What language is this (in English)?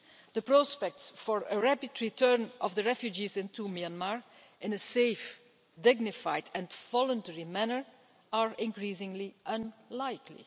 English